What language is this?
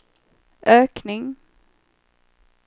Swedish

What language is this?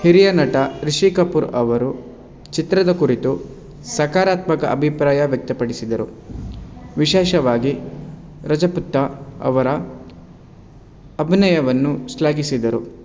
Kannada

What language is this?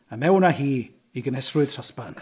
Welsh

